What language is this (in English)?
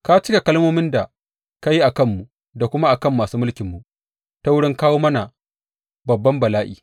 Hausa